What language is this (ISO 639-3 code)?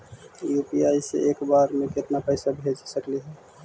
mag